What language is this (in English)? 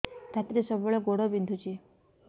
Odia